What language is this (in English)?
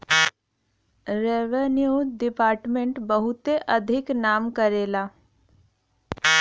Bhojpuri